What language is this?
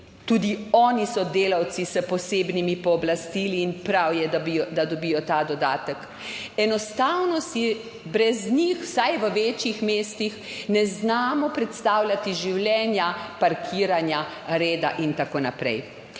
Slovenian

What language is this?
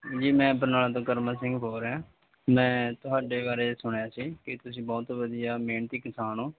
Punjabi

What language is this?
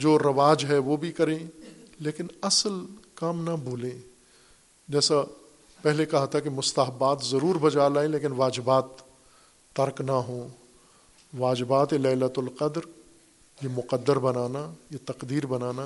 Urdu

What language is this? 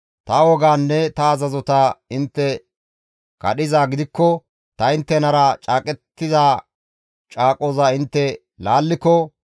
Gamo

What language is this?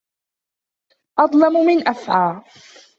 Arabic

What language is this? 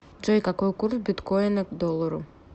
Russian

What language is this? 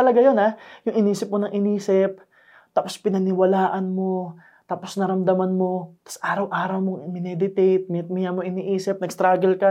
Filipino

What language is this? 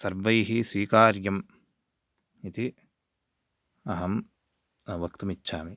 Sanskrit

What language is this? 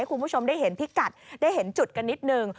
Thai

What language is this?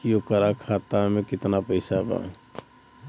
Bhojpuri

